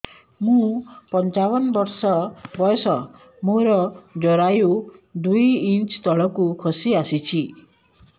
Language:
Odia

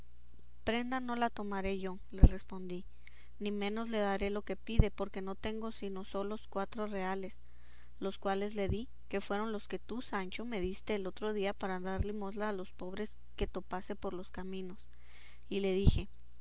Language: Spanish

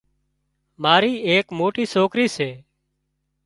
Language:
Wadiyara Koli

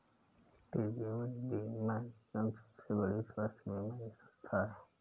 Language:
Hindi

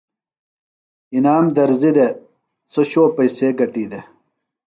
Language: Phalura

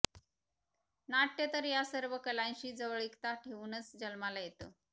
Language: Marathi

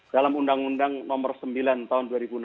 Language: Indonesian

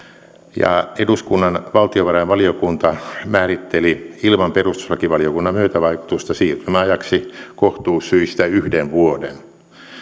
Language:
Finnish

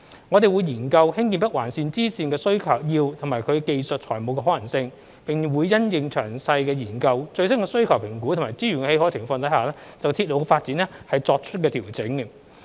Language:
Cantonese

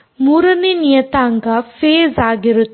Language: Kannada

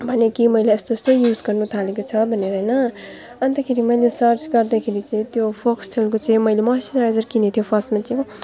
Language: Nepali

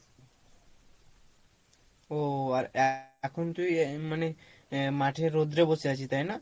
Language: Bangla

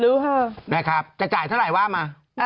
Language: Thai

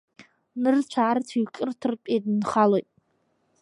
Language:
Abkhazian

